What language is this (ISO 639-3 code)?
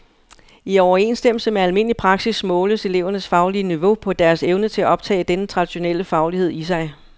dan